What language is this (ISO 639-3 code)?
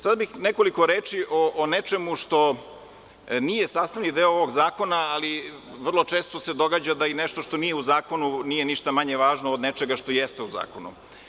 srp